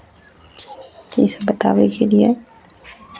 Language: Maithili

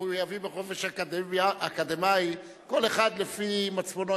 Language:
Hebrew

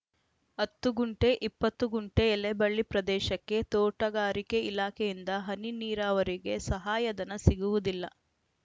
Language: Kannada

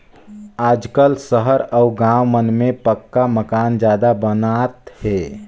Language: Chhattisgarhi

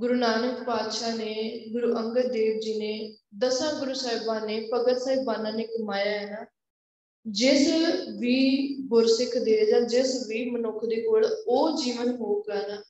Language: Punjabi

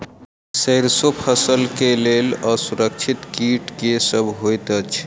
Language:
Maithili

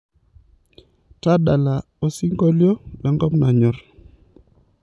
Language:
Masai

